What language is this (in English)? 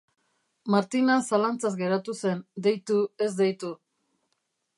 Basque